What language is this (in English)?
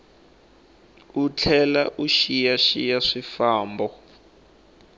Tsonga